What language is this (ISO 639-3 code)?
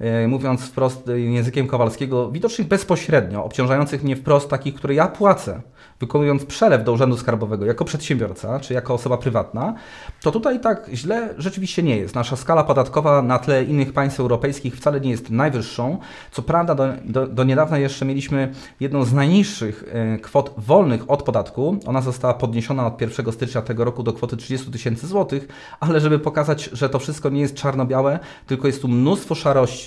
pol